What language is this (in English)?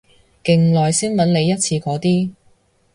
Cantonese